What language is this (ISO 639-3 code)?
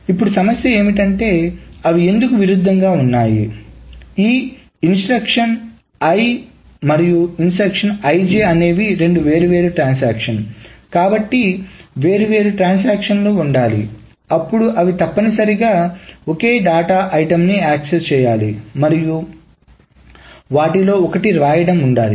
tel